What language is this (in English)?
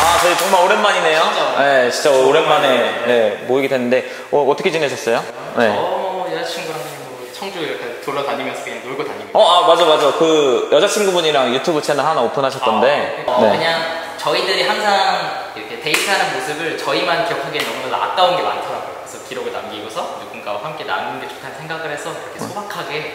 Korean